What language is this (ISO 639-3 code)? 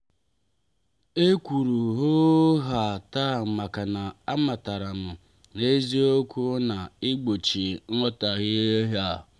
ibo